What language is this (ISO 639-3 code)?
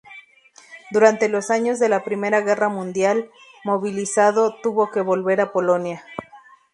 spa